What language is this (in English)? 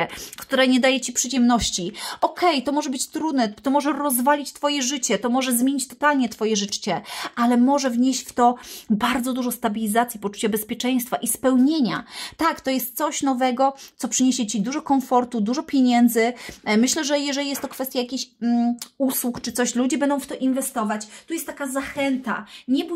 Polish